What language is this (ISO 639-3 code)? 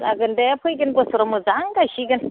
brx